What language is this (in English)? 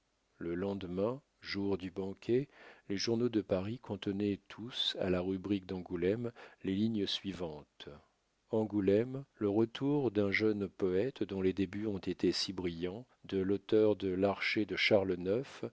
French